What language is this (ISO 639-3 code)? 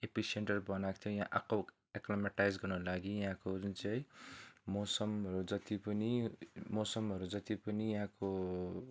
nep